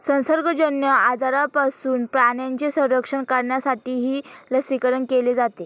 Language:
Marathi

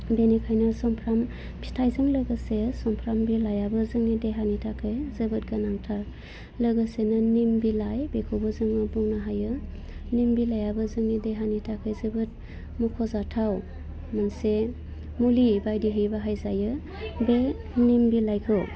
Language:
Bodo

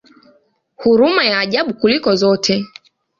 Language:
Swahili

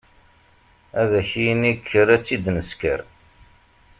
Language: Kabyle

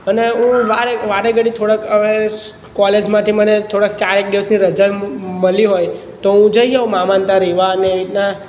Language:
Gujarati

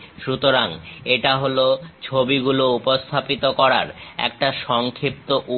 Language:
Bangla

